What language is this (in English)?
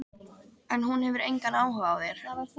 Icelandic